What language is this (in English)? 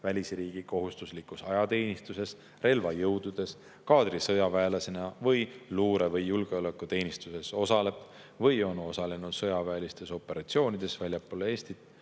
Estonian